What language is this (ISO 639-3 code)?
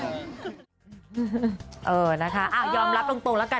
tha